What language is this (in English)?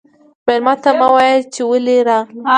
Pashto